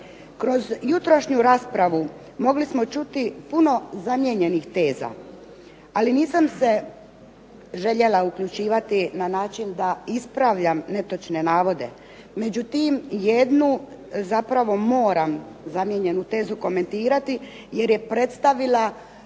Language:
Croatian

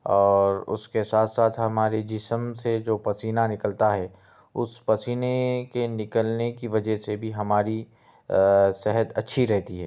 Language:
Urdu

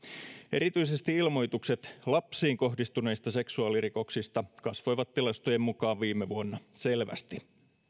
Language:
Finnish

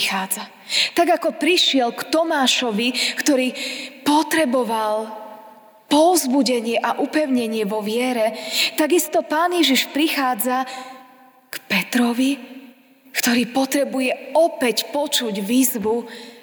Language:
Slovak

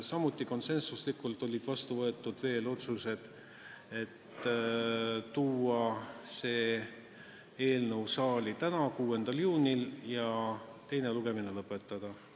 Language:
Estonian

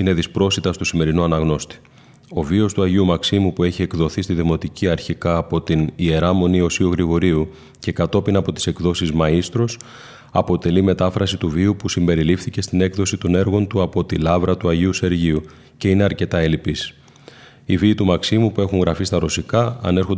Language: Greek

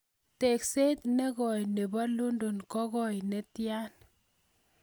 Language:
Kalenjin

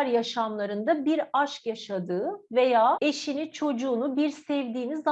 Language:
Turkish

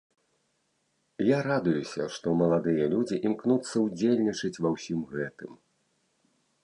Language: Belarusian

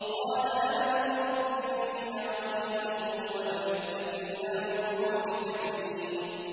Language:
Arabic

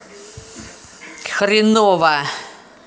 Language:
Russian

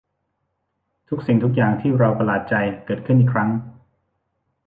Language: Thai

